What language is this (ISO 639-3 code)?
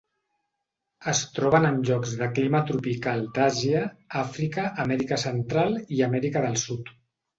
cat